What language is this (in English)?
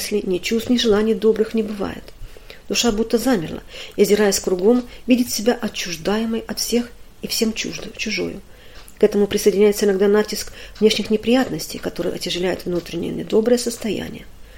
Russian